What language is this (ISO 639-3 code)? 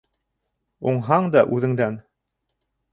bak